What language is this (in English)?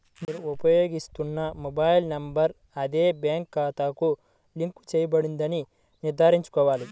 Telugu